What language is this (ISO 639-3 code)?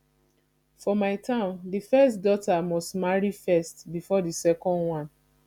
pcm